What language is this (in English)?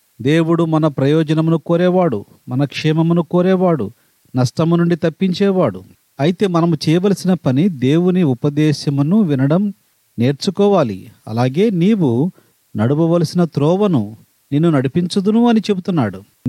Telugu